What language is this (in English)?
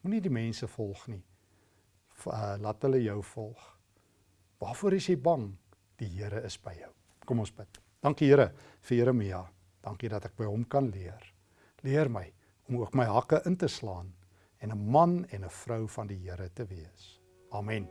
Dutch